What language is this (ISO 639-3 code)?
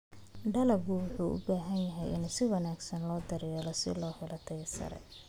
som